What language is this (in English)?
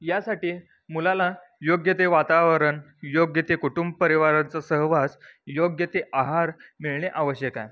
Marathi